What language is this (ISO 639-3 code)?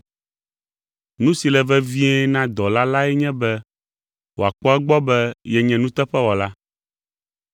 ewe